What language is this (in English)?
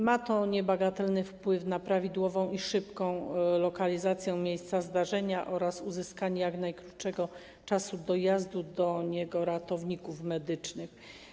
Polish